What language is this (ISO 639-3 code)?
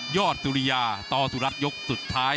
tha